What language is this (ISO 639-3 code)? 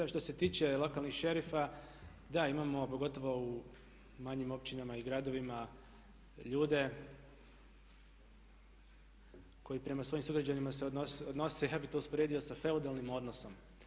hrv